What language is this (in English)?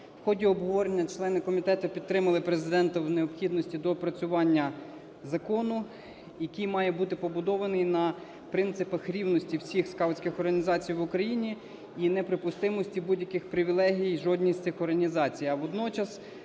Ukrainian